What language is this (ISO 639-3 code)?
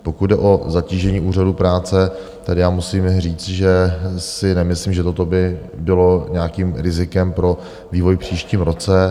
ces